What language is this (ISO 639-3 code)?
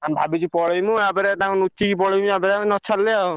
ori